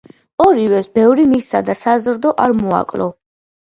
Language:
Georgian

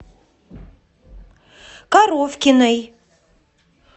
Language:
Russian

